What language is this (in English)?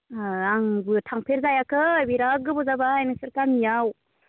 Bodo